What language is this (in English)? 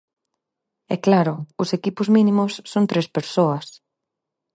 Galician